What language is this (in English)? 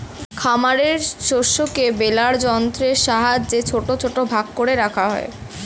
Bangla